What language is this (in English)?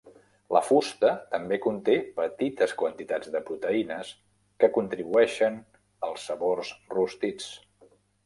Catalan